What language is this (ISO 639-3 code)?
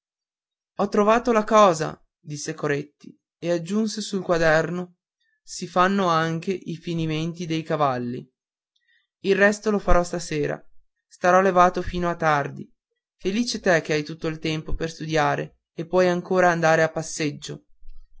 ita